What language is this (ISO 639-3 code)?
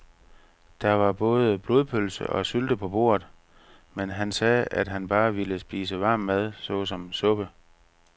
dan